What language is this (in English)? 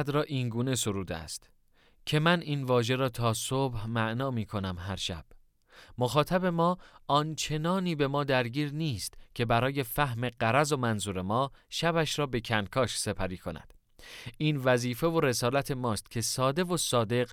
Persian